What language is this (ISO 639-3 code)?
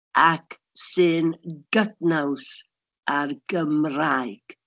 cym